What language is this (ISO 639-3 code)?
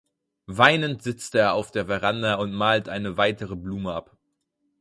deu